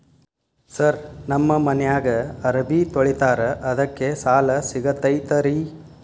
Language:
Kannada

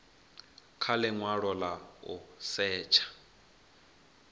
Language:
Venda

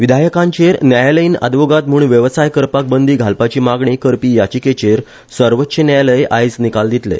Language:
Konkani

